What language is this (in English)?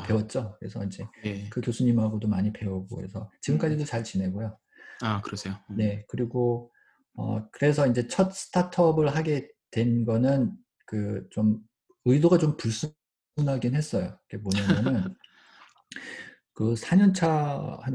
Korean